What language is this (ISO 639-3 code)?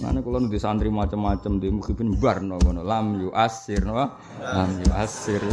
ind